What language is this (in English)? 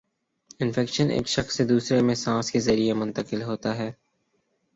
Urdu